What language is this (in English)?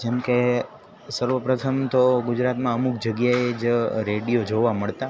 Gujarati